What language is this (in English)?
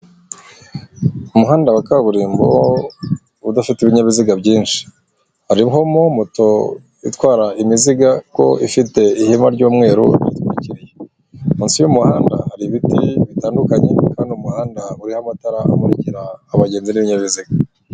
Kinyarwanda